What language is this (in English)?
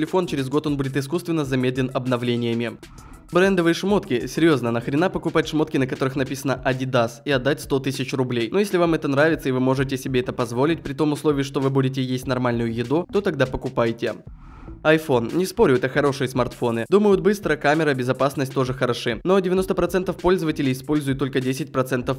Russian